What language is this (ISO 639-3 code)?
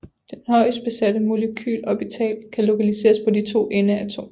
dan